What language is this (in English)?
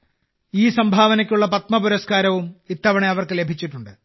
Malayalam